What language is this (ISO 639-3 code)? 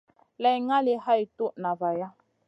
mcn